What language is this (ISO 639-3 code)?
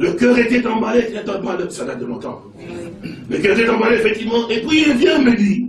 fra